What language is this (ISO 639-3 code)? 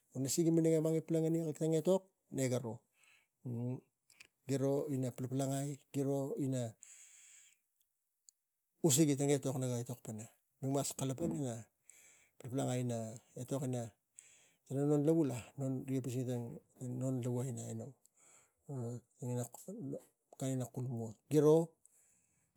tgc